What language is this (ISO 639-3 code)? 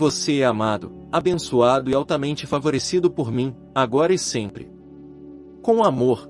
por